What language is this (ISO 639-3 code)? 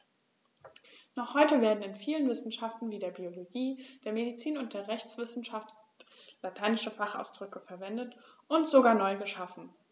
deu